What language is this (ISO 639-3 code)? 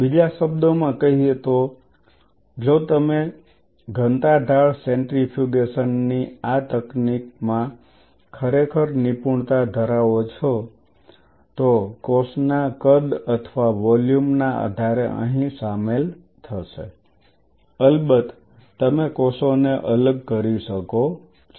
guj